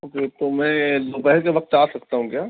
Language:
Urdu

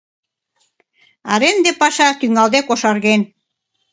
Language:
Mari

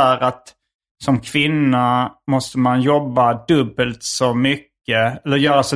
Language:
Swedish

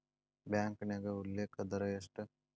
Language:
Kannada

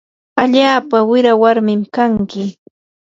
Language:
Yanahuanca Pasco Quechua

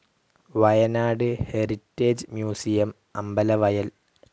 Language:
Malayalam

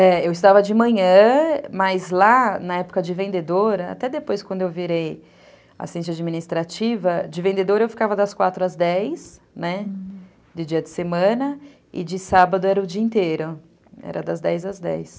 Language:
Portuguese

